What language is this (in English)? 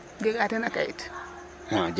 Serer